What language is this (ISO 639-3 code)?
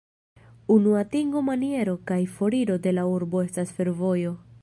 epo